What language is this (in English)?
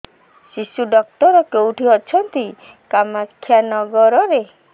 Odia